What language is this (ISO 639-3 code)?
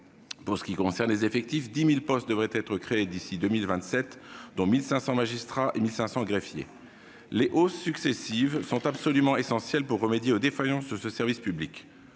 fra